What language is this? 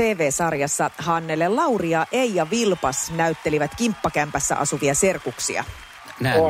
Finnish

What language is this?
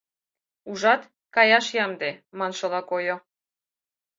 Mari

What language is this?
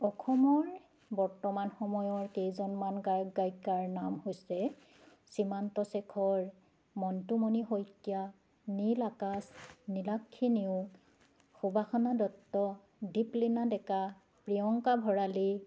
Assamese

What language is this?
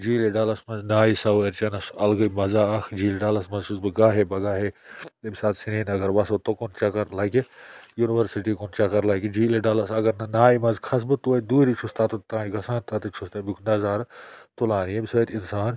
Kashmiri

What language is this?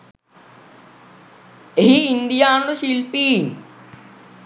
Sinhala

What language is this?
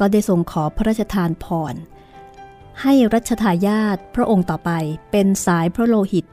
Thai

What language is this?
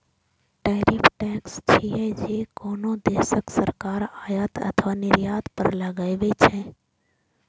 Maithili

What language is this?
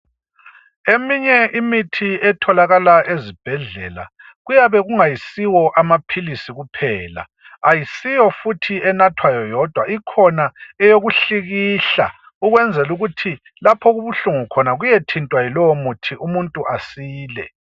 North Ndebele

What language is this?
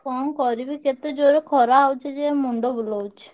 Odia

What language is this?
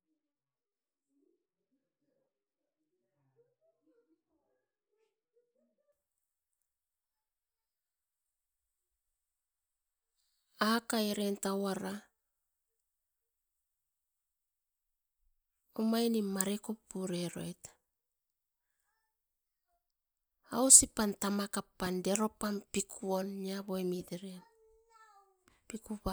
Askopan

